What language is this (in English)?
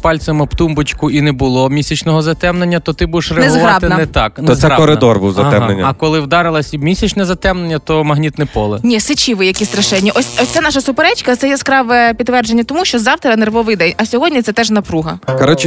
Ukrainian